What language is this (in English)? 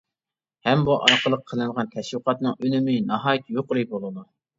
Uyghur